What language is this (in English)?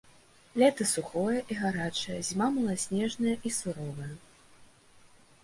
Belarusian